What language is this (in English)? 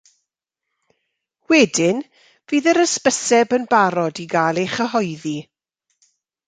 Welsh